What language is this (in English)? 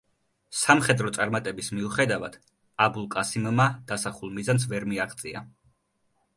Georgian